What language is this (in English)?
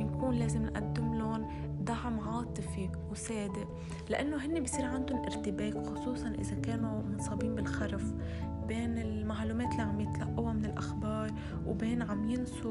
Arabic